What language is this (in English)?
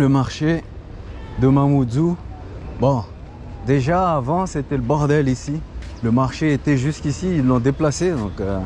French